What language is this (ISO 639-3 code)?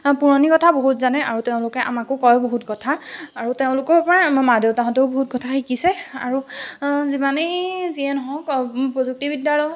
asm